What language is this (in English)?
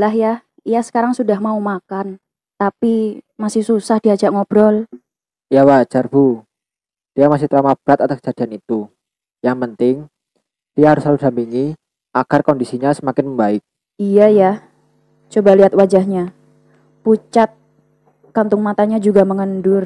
Indonesian